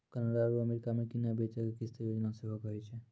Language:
Maithili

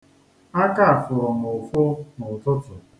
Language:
Igbo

